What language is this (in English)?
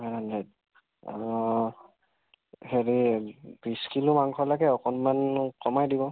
Assamese